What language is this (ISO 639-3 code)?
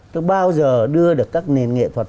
vie